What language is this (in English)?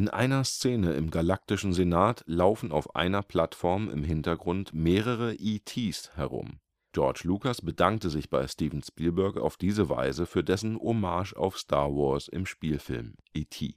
German